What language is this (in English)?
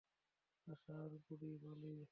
Bangla